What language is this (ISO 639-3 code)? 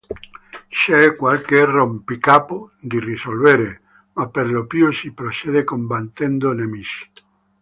ita